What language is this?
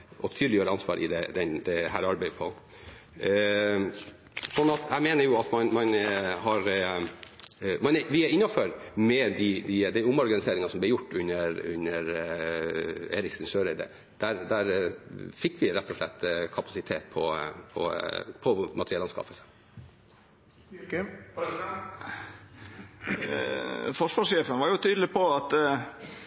Norwegian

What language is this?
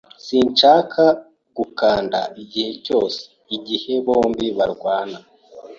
Kinyarwanda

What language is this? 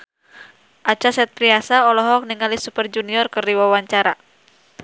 Sundanese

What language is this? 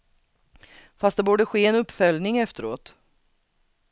Swedish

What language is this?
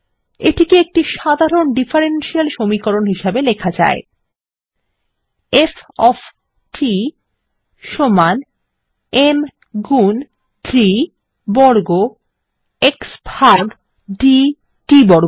Bangla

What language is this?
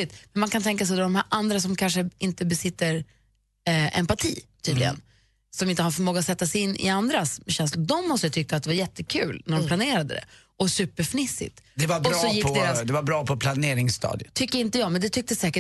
Swedish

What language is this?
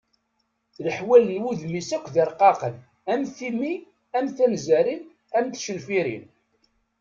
Kabyle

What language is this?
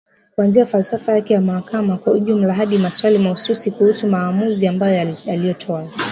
Swahili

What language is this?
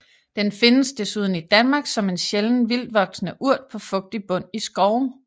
Danish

